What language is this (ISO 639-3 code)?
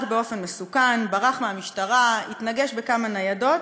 heb